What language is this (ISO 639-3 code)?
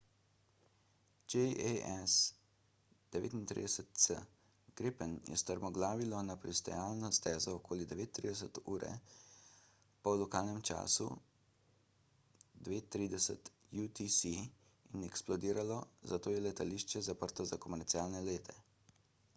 slv